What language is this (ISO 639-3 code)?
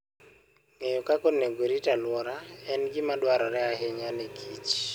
luo